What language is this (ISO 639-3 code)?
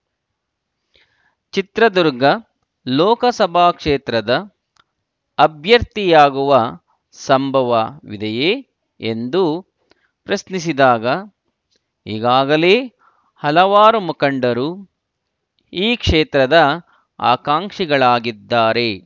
kan